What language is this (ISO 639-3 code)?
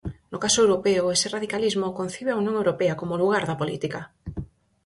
glg